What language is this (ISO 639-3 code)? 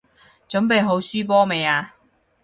yue